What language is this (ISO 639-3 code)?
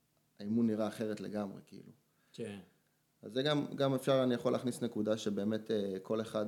heb